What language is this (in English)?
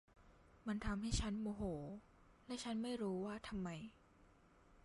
Thai